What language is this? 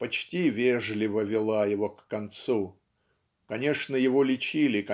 Russian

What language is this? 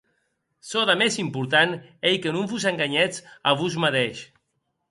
Occitan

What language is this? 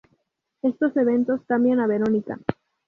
Spanish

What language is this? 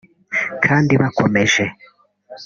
Kinyarwanda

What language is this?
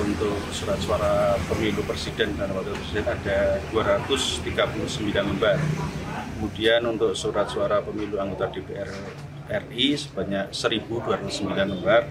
Indonesian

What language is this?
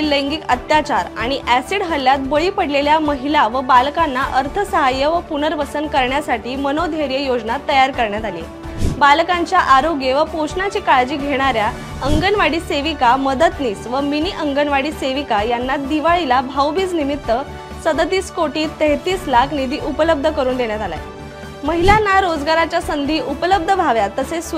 Marathi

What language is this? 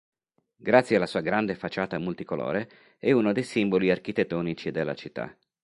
Italian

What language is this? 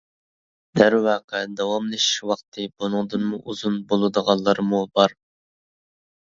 Uyghur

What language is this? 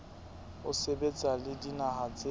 Southern Sotho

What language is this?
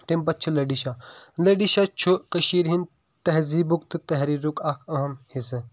Kashmiri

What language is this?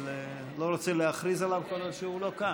Hebrew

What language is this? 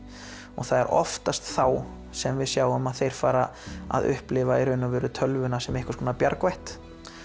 Icelandic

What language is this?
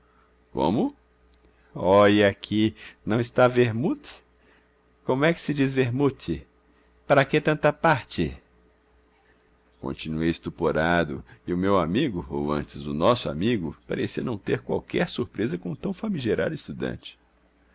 Portuguese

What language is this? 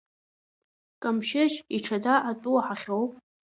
Abkhazian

